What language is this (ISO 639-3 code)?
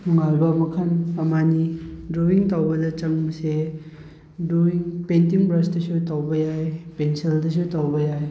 mni